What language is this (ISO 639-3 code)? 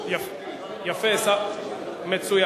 heb